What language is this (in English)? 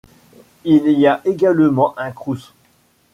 French